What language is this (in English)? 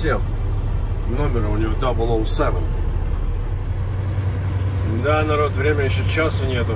Russian